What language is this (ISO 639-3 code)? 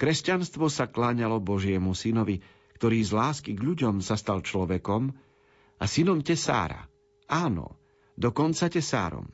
slk